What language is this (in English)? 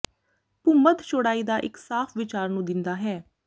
Punjabi